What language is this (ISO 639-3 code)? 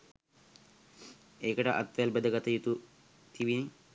sin